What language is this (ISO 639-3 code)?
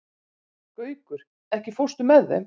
isl